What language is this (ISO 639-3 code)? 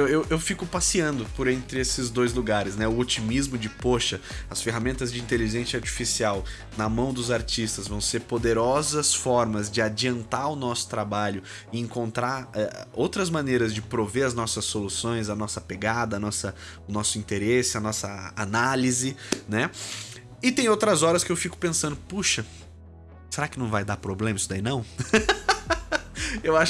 por